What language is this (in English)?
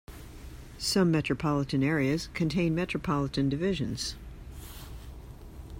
English